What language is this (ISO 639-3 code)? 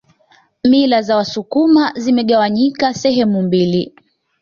swa